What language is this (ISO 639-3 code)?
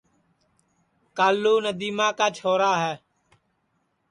ssi